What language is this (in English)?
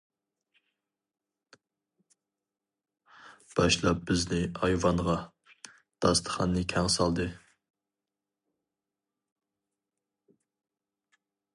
Uyghur